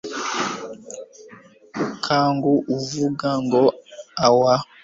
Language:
Kinyarwanda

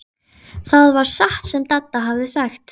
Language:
Icelandic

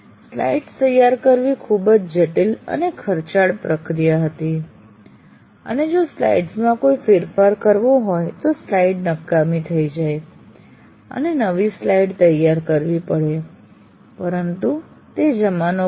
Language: Gujarati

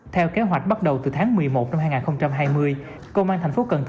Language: Vietnamese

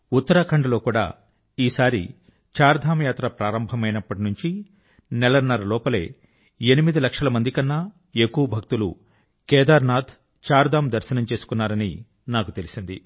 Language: Telugu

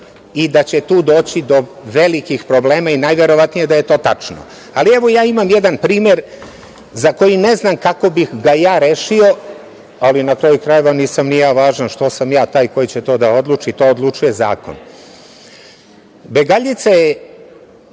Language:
Serbian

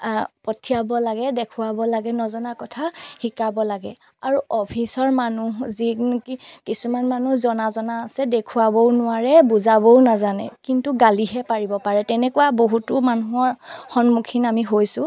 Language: Assamese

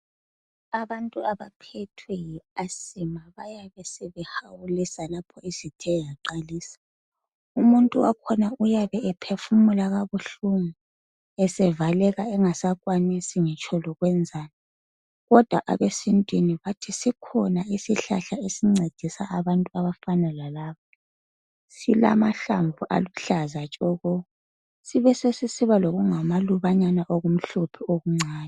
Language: North Ndebele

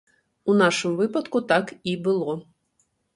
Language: Belarusian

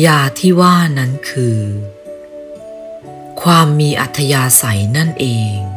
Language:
Thai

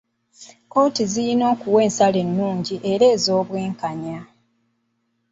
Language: Ganda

